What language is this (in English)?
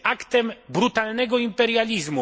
Polish